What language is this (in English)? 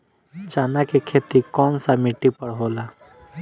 Bhojpuri